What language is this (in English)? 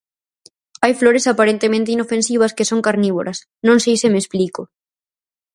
Galician